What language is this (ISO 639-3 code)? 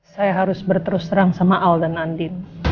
ind